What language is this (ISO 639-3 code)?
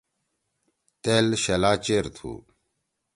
trw